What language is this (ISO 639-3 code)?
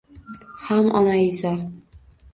uzb